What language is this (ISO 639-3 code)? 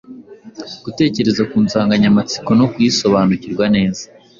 kin